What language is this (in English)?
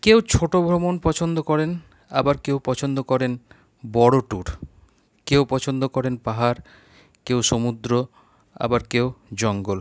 Bangla